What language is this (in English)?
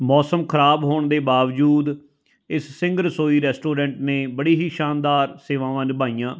Punjabi